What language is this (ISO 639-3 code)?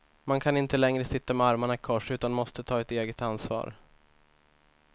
swe